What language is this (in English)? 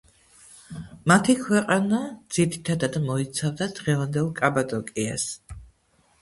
Georgian